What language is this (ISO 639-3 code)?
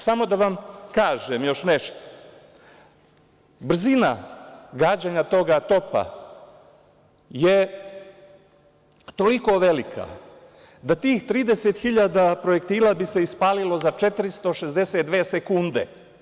srp